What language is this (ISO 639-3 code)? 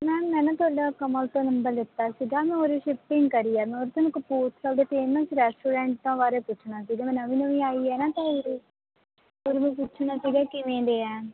pan